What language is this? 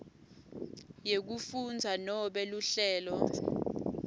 Swati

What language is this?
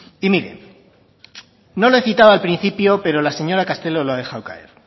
Spanish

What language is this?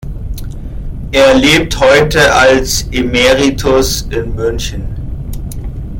German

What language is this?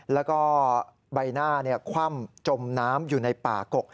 Thai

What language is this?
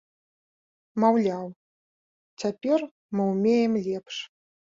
Belarusian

